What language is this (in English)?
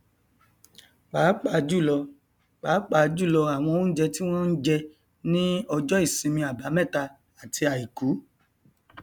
Yoruba